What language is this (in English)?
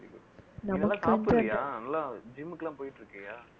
Tamil